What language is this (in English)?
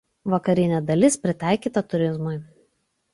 Lithuanian